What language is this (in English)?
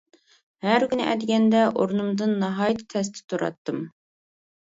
Uyghur